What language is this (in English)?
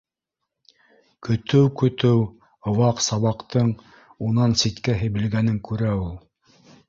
Bashkir